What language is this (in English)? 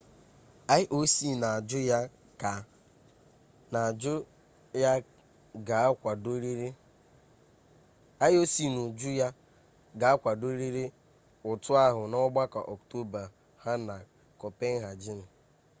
Igbo